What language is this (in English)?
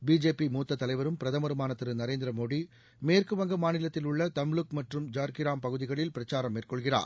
Tamil